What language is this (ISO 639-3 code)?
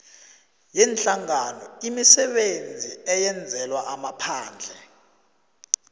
nbl